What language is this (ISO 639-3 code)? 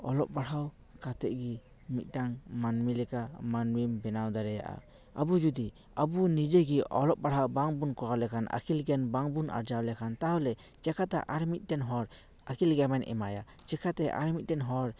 sat